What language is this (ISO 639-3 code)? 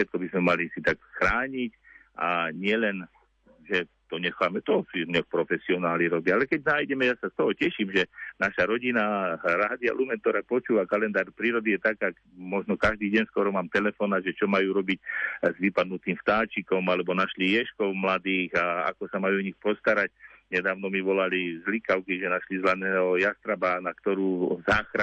slk